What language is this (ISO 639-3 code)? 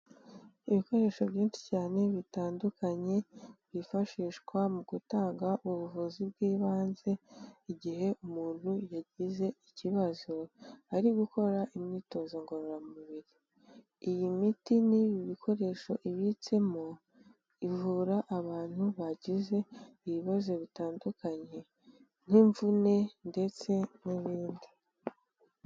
kin